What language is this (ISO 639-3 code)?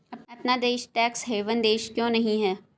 hin